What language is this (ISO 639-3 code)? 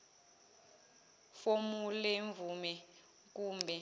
zul